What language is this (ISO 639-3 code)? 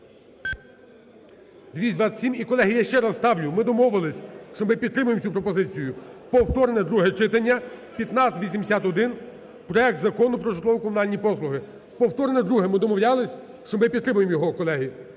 ukr